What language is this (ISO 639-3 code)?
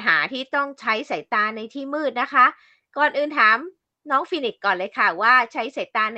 tha